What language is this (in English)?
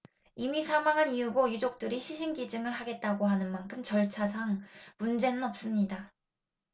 Korean